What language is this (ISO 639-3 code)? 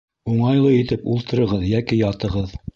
bak